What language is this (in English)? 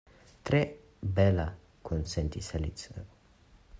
Esperanto